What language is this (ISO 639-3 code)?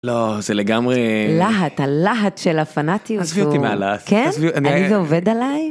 heb